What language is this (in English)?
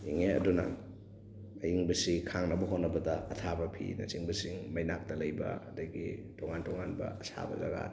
Manipuri